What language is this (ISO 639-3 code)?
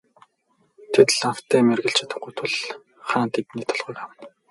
mon